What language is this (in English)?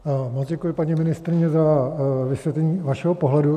Czech